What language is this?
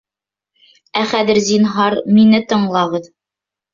Bashkir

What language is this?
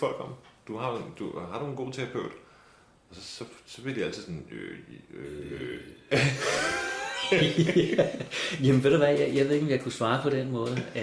Danish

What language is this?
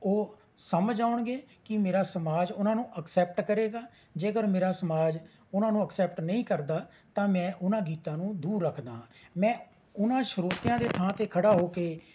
Punjabi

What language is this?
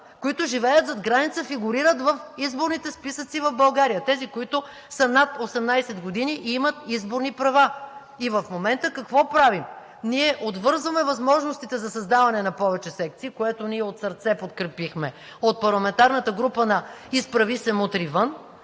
Bulgarian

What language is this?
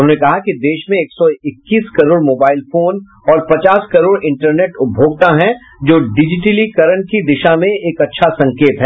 Hindi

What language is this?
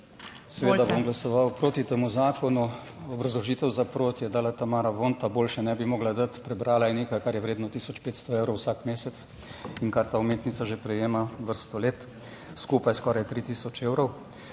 Slovenian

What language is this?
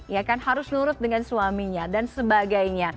Indonesian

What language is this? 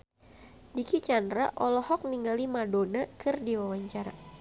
Sundanese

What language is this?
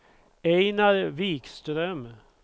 Swedish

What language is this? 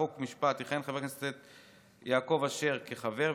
Hebrew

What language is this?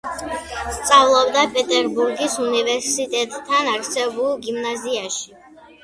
Georgian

